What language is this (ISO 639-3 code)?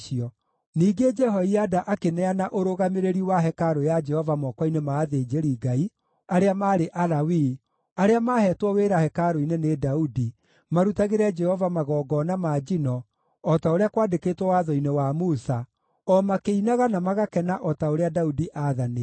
kik